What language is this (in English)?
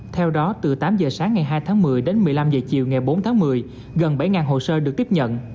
Vietnamese